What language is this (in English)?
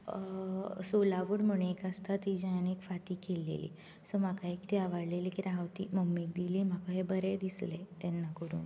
Konkani